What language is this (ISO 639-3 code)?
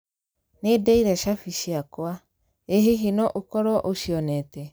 kik